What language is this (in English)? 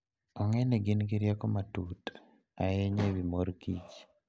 Luo (Kenya and Tanzania)